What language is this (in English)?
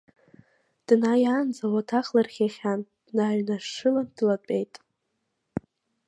Abkhazian